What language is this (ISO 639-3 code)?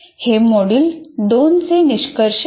mar